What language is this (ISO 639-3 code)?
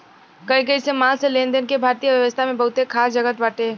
bho